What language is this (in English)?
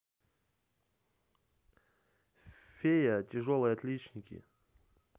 Russian